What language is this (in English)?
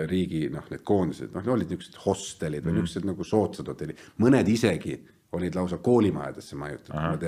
Finnish